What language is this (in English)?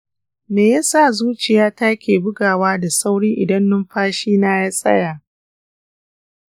Hausa